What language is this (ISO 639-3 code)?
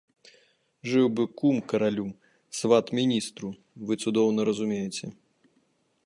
bel